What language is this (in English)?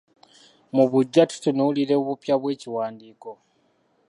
Ganda